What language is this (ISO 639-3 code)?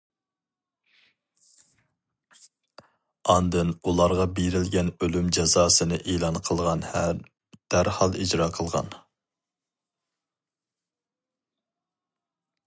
uig